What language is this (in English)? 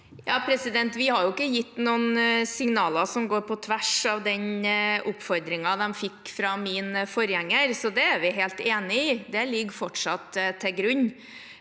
Norwegian